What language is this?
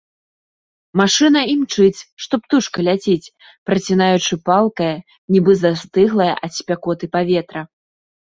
Belarusian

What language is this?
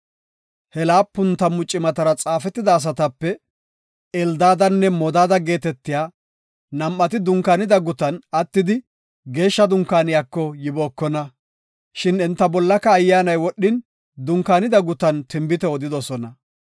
Gofa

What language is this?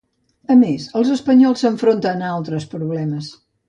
Catalan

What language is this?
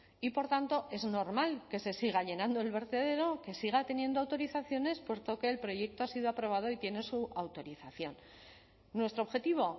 Spanish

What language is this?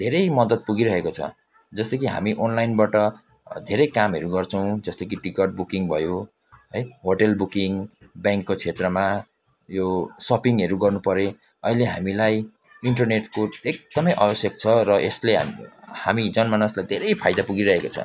Nepali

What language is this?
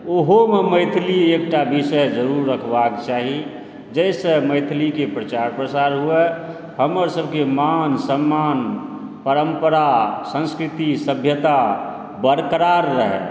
Maithili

